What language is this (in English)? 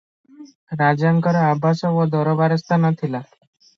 Odia